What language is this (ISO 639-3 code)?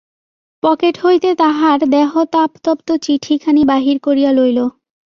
ben